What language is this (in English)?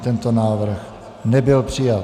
Czech